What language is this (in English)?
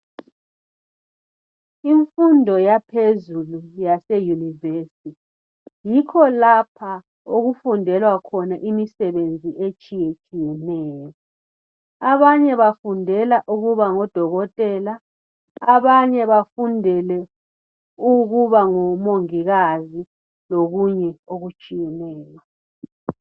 North Ndebele